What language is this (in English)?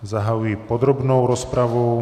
Czech